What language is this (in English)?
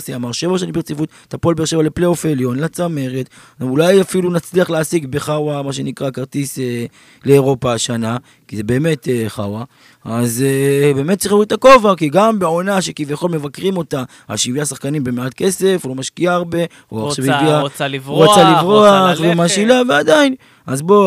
Hebrew